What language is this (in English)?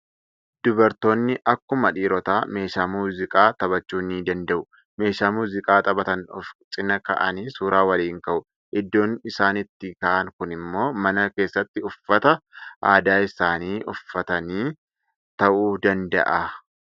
Oromo